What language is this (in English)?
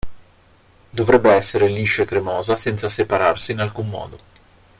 Italian